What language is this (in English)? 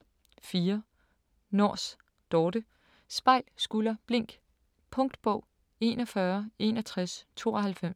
Danish